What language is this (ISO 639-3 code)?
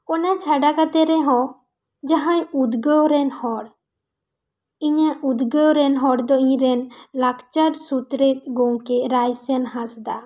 sat